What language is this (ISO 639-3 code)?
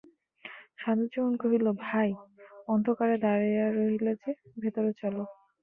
ben